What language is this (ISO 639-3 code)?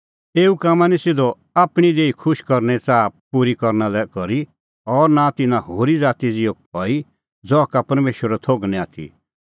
kfx